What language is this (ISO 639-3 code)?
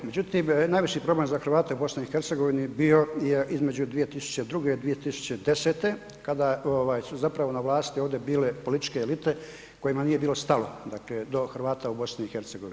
hrv